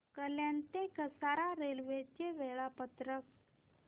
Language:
Marathi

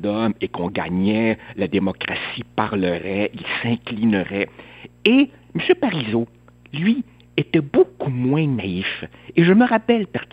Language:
French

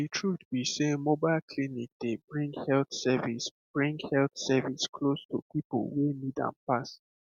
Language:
Nigerian Pidgin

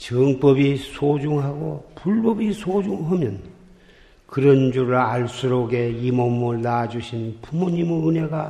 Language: Korean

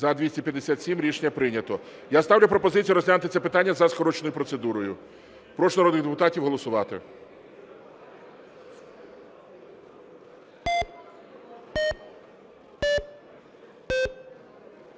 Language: Ukrainian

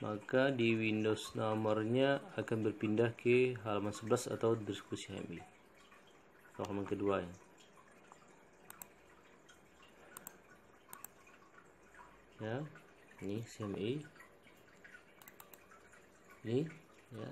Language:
Indonesian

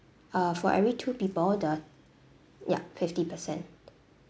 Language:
English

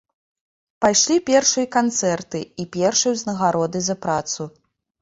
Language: Belarusian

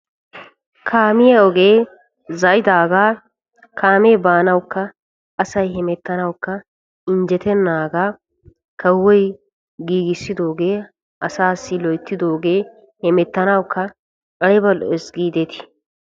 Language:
Wolaytta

